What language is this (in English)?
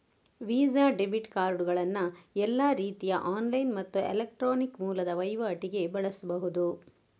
Kannada